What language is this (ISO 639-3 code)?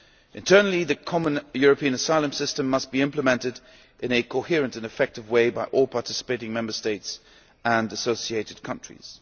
eng